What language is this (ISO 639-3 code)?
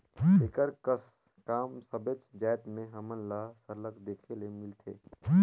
hne